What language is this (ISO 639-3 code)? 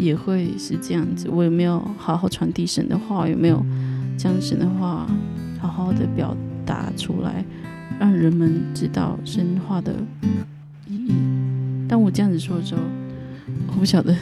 zho